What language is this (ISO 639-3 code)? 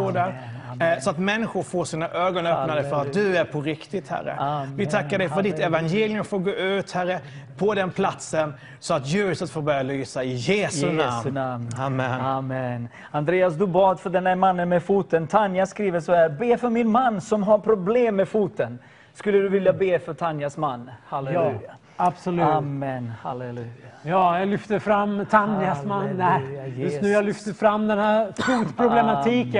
swe